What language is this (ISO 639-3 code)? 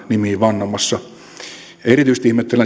fin